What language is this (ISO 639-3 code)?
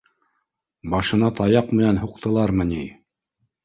bak